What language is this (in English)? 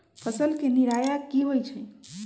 Magahi